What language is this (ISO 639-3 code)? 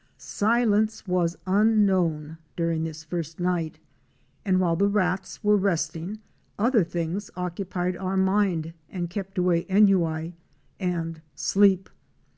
eng